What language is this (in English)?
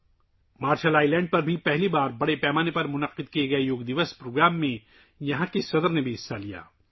Urdu